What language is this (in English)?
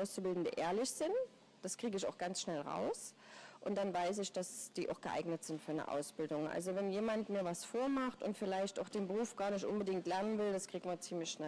German